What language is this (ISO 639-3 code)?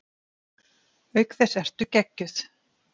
isl